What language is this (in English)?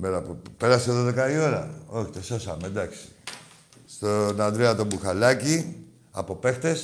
Greek